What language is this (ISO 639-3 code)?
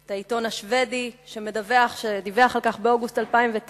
heb